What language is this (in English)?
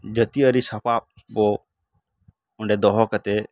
Santali